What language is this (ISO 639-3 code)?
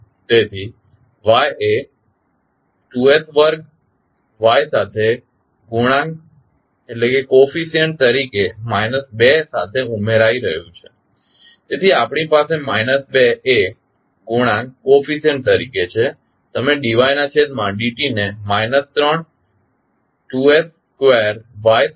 guj